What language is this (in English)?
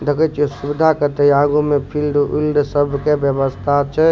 Maithili